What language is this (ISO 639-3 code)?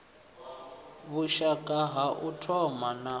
ven